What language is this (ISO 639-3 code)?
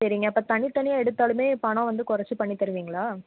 tam